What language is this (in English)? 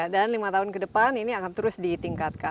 Indonesian